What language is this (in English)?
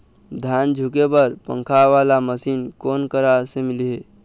Chhattisgarhi